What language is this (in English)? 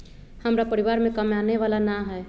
Magahi